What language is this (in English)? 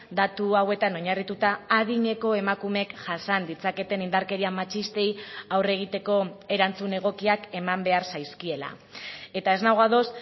Basque